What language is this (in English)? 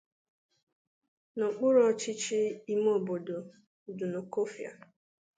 Igbo